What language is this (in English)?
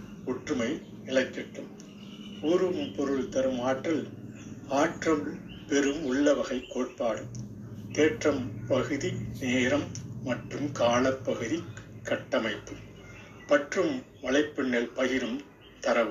Tamil